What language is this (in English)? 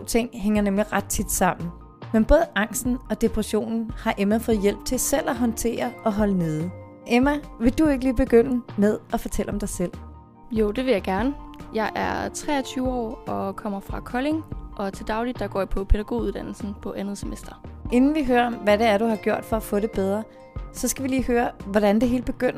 Danish